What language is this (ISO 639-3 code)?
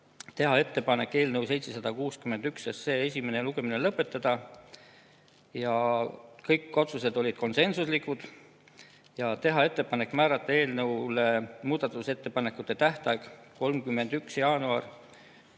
est